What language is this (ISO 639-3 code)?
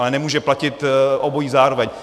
ces